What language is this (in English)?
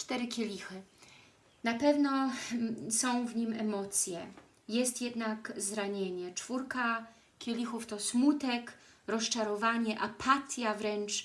Polish